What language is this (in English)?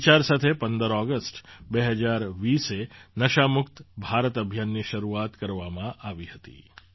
Gujarati